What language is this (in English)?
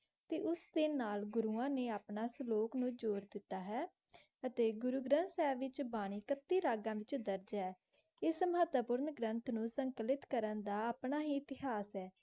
Punjabi